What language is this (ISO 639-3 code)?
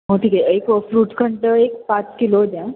mar